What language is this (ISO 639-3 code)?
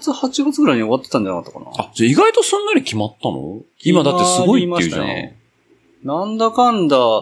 jpn